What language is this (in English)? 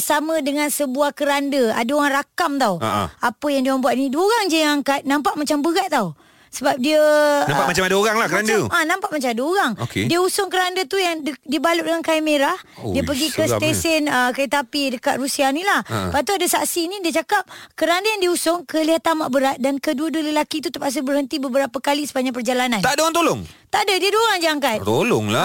Malay